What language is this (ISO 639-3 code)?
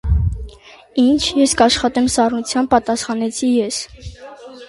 hye